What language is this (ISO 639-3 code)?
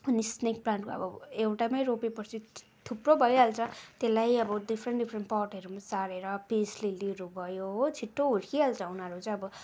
nep